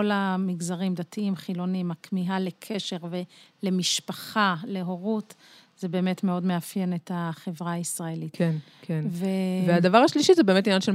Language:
Hebrew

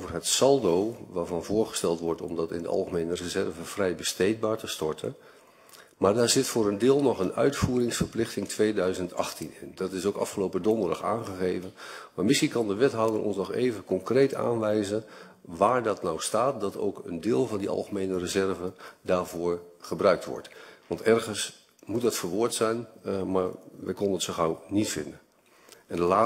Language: Dutch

